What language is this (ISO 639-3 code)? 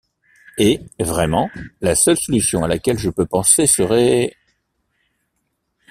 fra